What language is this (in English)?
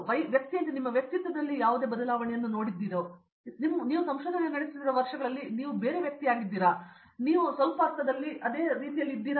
Kannada